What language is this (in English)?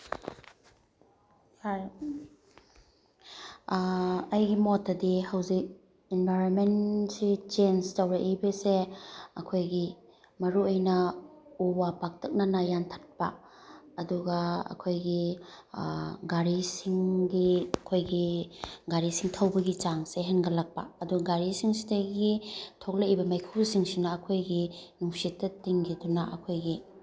Manipuri